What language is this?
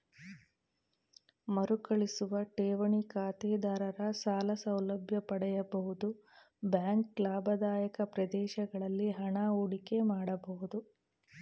Kannada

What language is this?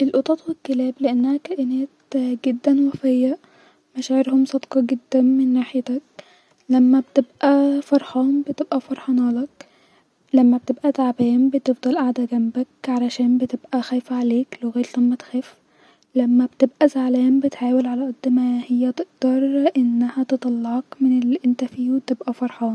Egyptian Arabic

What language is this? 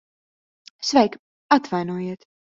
Latvian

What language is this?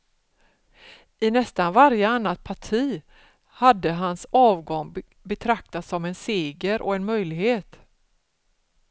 Swedish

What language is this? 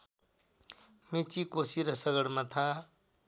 Nepali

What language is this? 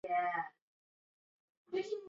Chinese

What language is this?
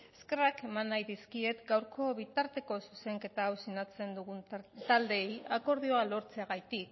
Basque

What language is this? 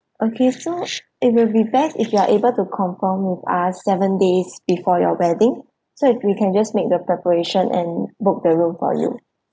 English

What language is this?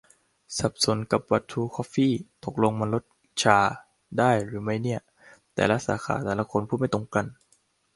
Thai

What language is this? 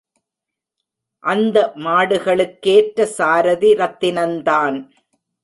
Tamil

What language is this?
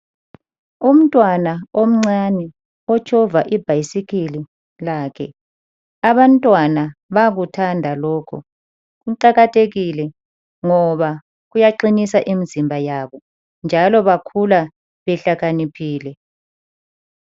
North Ndebele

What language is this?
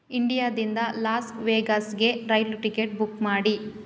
Kannada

